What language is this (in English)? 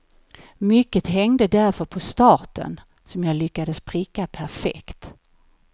Swedish